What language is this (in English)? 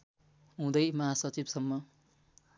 Nepali